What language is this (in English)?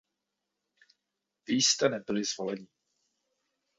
Czech